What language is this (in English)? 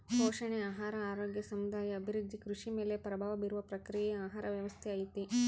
Kannada